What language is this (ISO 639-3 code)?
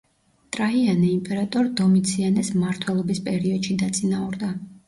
kat